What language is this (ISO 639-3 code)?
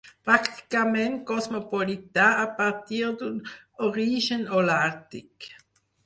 cat